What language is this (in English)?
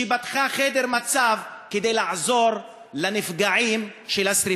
Hebrew